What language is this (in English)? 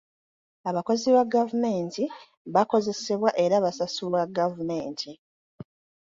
Ganda